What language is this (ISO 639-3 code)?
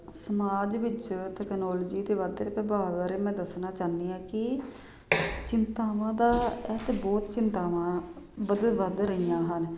pan